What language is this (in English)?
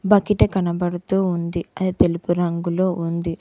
Telugu